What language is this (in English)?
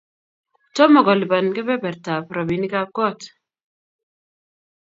Kalenjin